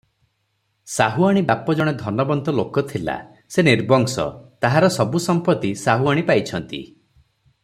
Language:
Odia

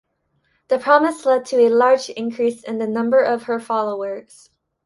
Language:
English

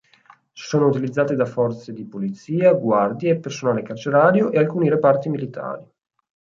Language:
Italian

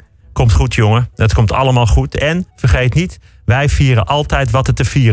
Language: Dutch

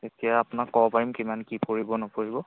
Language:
Assamese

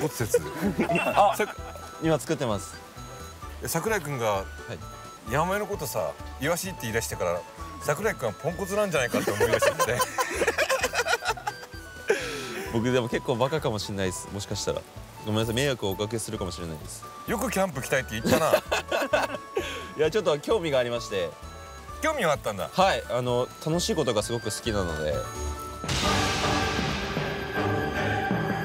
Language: Japanese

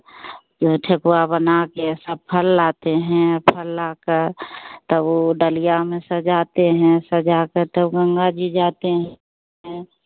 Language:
Hindi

